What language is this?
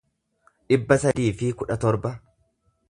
Oromo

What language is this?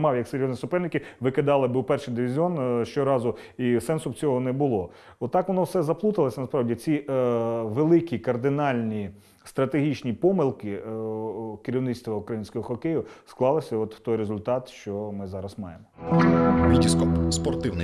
Ukrainian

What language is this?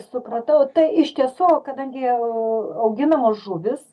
Lithuanian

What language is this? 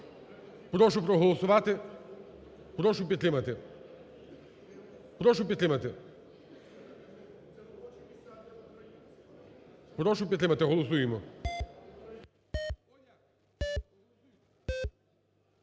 Ukrainian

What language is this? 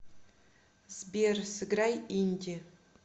Russian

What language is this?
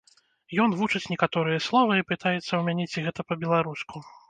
Belarusian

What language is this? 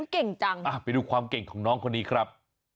Thai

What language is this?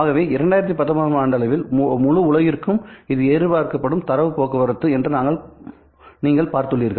Tamil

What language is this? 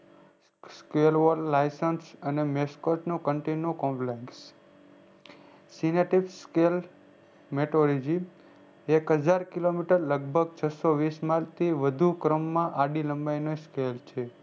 Gujarati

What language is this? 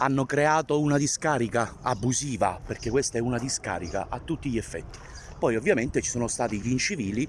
Italian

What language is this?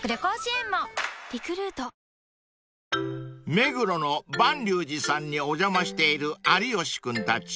Japanese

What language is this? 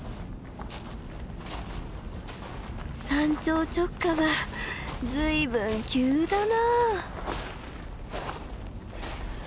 Japanese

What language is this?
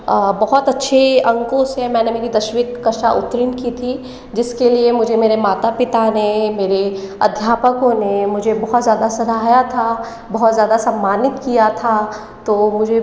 Hindi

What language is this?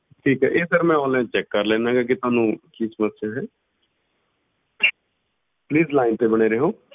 Punjabi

